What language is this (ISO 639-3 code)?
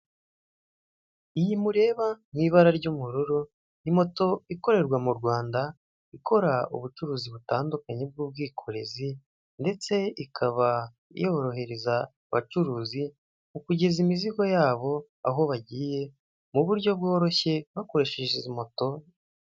kin